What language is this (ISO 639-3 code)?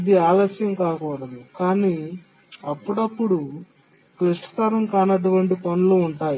tel